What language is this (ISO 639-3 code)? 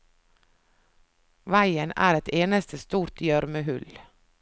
nor